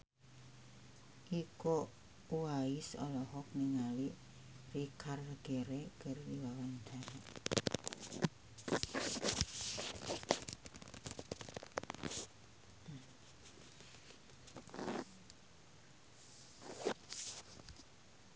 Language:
Sundanese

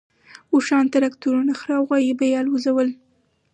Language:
Pashto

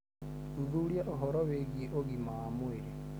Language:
Kikuyu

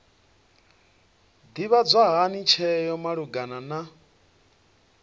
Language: Venda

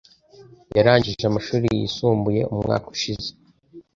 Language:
Kinyarwanda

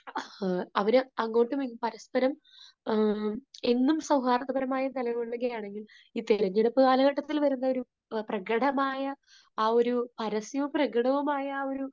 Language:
Malayalam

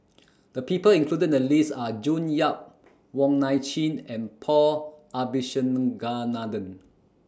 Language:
English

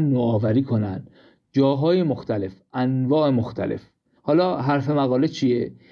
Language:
Persian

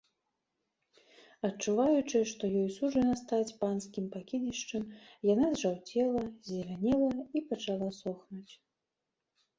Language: Belarusian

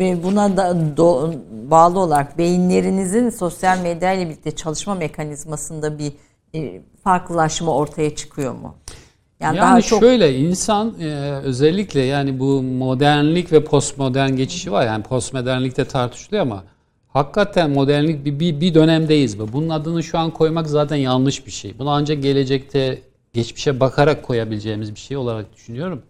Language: Turkish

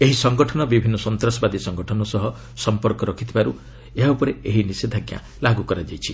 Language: Odia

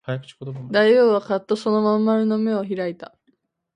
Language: Japanese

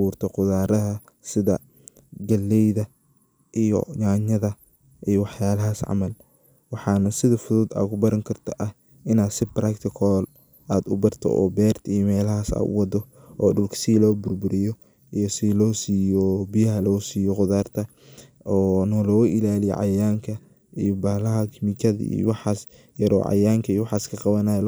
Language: Somali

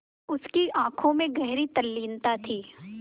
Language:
Hindi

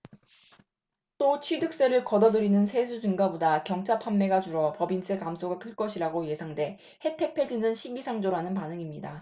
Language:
Korean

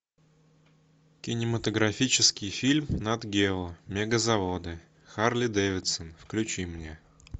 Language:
Russian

